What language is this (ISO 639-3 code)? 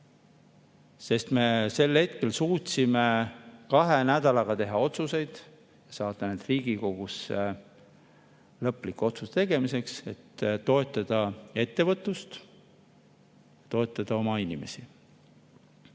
est